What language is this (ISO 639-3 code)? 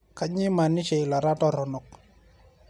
mas